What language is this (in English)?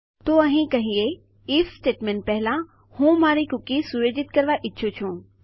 Gujarati